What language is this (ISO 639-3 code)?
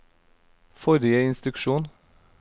nor